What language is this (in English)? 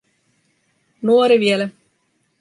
Finnish